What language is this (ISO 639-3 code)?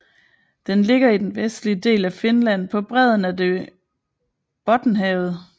dan